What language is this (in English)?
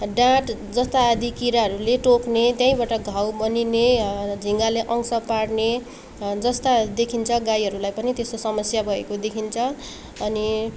Nepali